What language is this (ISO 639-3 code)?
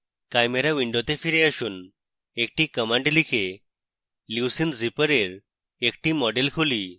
ben